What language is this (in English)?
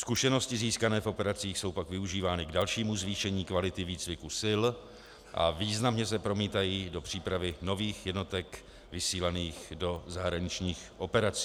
Czech